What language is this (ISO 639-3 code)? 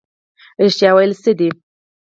pus